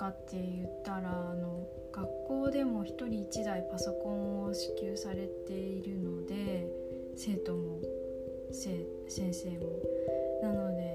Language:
Japanese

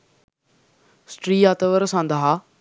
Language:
Sinhala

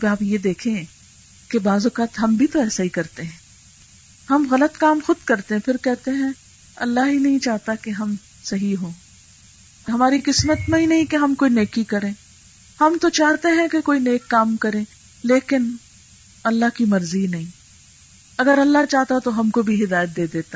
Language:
Urdu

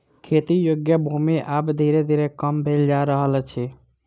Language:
Maithili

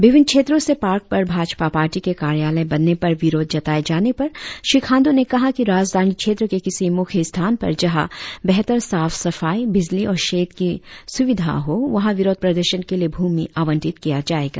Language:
Hindi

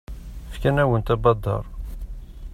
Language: Kabyle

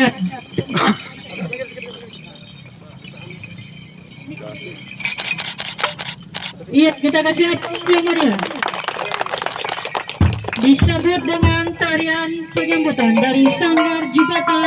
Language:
Indonesian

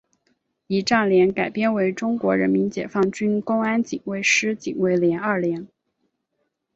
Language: Chinese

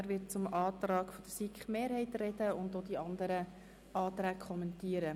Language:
Swiss German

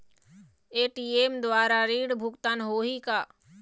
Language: Chhattisgarhi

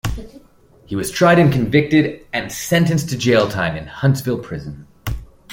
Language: English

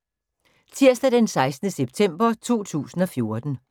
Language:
Danish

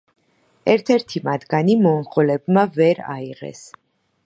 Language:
Georgian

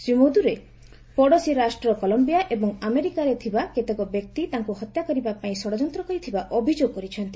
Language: Odia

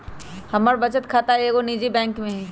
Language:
Magahi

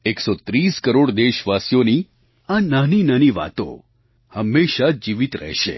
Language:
Gujarati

